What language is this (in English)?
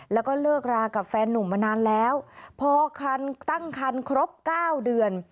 Thai